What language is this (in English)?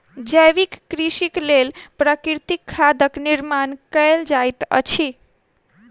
Maithili